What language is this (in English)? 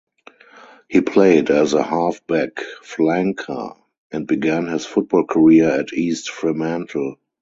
English